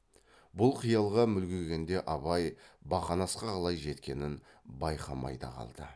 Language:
Kazakh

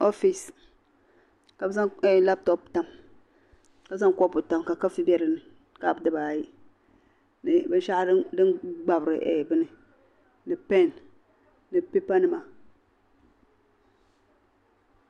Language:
Dagbani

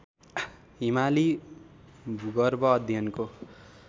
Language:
Nepali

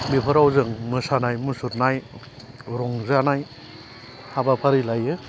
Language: Bodo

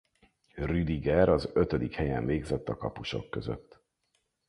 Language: Hungarian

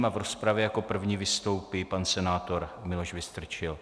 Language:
Czech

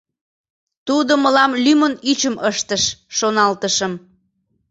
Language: Mari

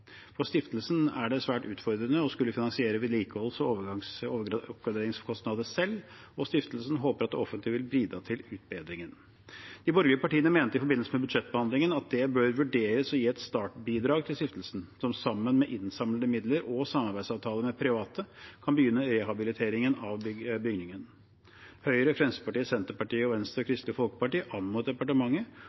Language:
Norwegian Bokmål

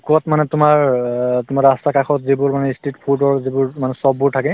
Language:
Assamese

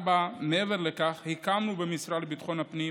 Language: Hebrew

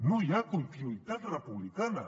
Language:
Catalan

